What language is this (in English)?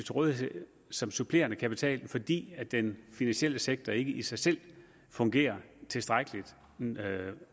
Danish